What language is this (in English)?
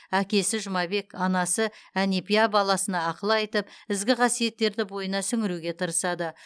Kazakh